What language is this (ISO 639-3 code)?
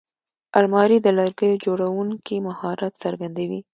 pus